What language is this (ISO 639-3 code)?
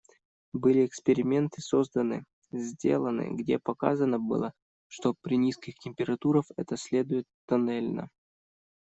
rus